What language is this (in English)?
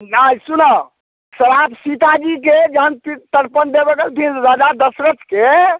Maithili